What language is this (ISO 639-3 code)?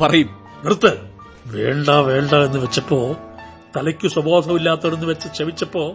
mal